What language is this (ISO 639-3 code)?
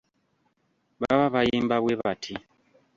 lug